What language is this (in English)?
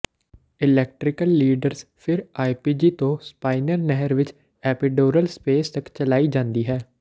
Punjabi